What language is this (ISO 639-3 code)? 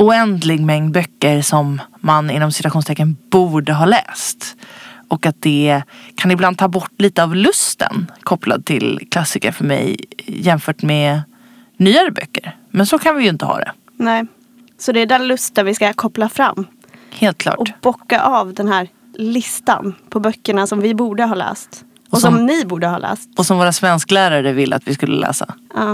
swe